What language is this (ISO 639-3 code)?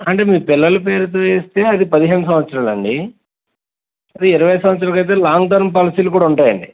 tel